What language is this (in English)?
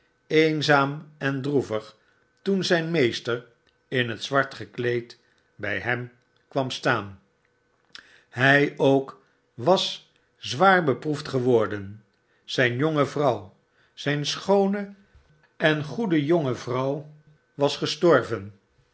Dutch